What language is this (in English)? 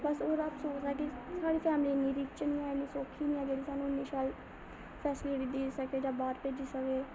Dogri